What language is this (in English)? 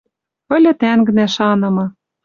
Western Mari